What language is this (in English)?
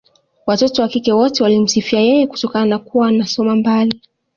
Swahili